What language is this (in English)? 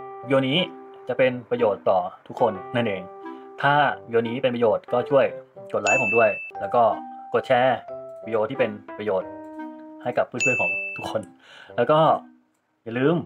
Thai